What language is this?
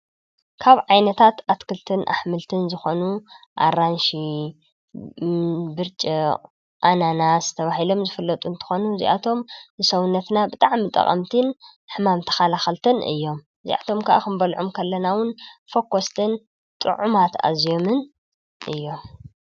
Tigrinya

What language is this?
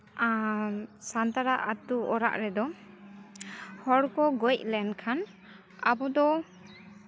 Santali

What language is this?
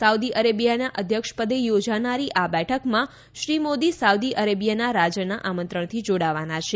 Gujarati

